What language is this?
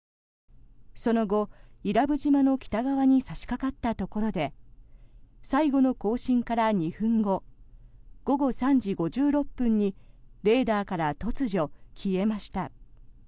Japanese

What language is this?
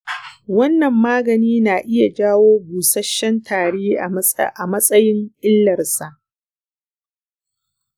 Hausa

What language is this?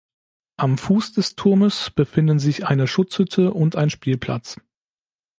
German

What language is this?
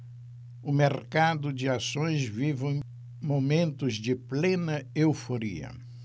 Portuguese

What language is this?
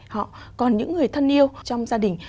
Vietnamese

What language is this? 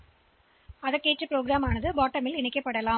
Tamil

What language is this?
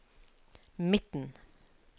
Norwegian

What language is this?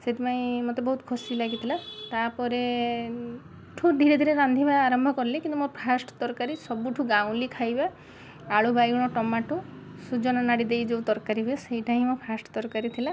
Odia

